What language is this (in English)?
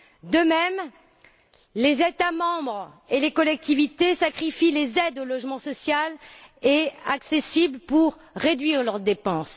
French